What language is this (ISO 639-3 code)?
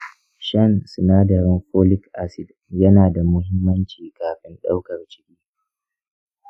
hau